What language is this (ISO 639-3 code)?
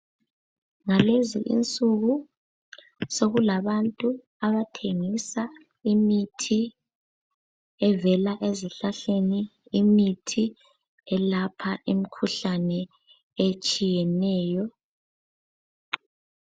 nde